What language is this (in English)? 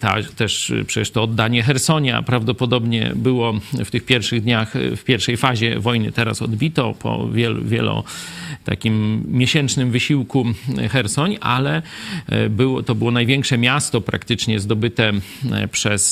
Polish